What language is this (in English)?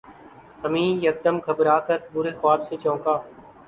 Urdu